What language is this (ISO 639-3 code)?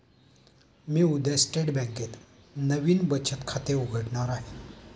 mar